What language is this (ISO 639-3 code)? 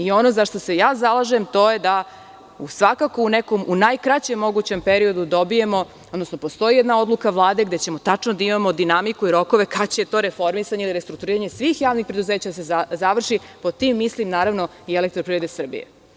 srp